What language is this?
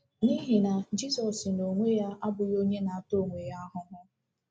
Igbo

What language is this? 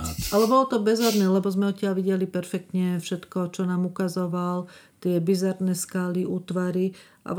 Slovak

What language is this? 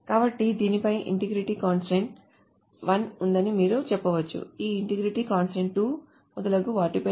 Telugu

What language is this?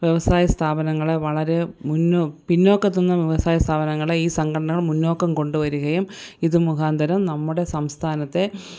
Malayalam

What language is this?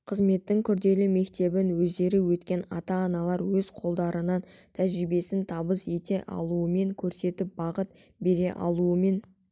Kazakh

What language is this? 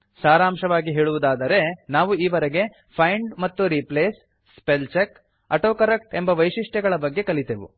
Kannada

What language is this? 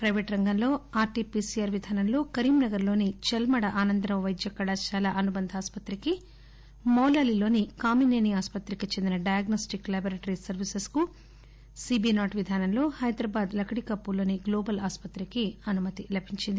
Telugu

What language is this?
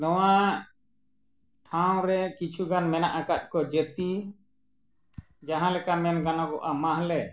Santali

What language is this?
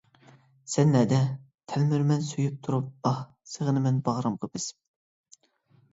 Uyghur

